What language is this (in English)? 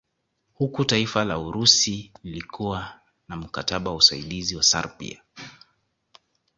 Swahili